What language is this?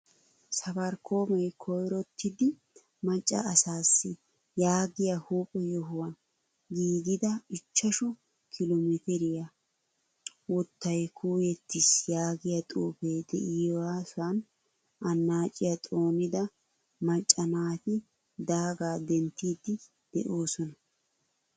Wolaytta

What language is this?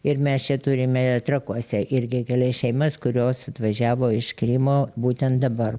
Lithuanian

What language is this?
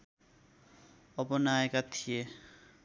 Nepali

